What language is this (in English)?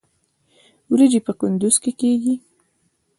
Pashto